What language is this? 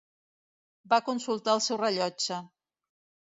Catalan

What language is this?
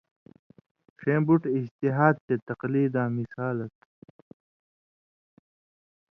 Indus Kohistani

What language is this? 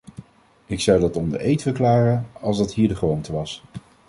Dutch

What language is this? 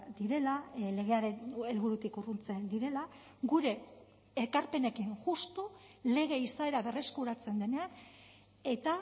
Basque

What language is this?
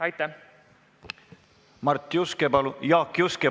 Estonian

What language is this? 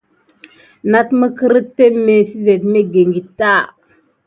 Gidar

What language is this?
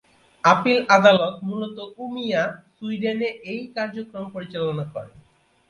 Bangla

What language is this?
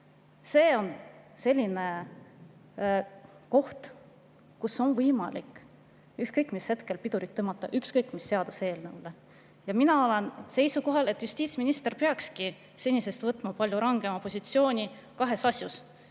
Estonian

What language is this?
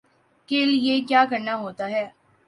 Urdu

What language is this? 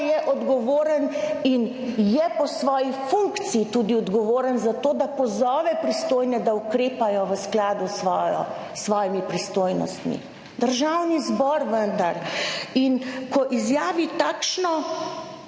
Slovenian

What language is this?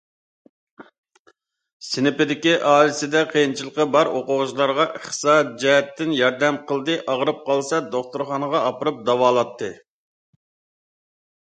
Uyghur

